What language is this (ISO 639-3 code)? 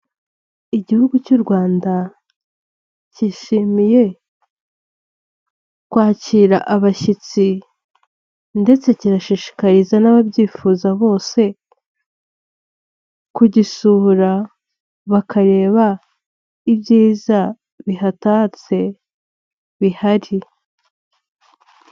kin